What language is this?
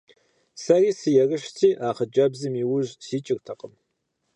Kabardian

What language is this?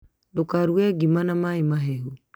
Kikuyu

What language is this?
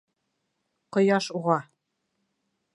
Bashkir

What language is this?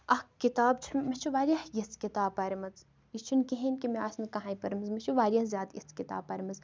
Kashmiri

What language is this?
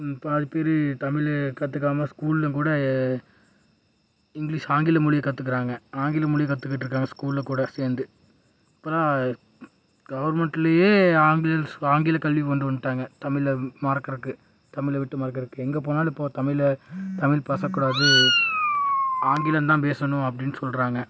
Tamil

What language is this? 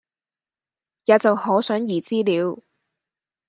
Cantonese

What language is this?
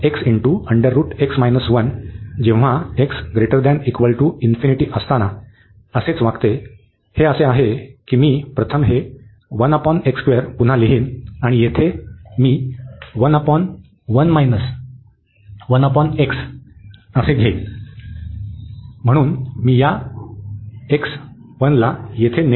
Marathi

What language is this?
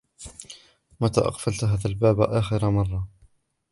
Arabic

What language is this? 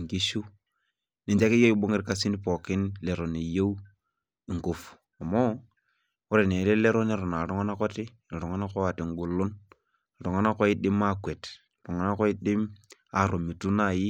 Masai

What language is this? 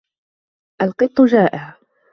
Arabic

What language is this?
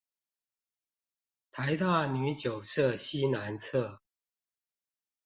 Chinese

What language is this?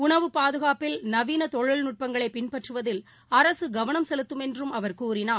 Tamil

